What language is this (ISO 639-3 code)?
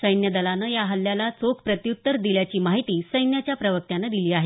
mar